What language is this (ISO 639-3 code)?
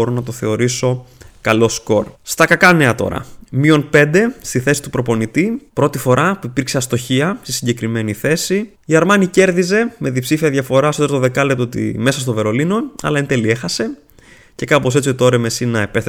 ell